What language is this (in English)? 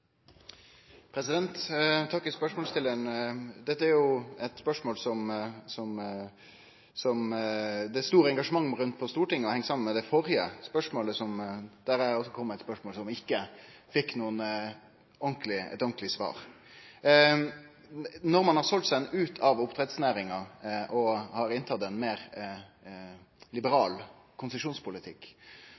Norwegian Nynorsk